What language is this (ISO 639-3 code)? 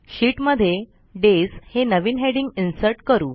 mar